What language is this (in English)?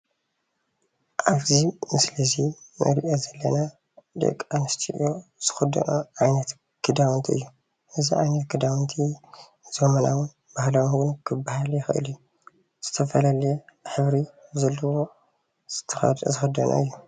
Tigrinya